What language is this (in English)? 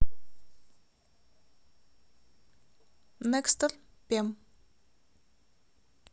Russian